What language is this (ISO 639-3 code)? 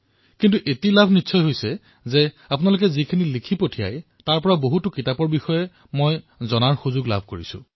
asm